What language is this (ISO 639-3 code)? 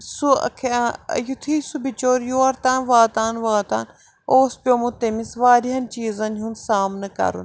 kas